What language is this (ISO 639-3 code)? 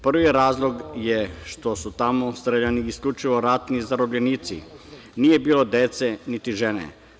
srp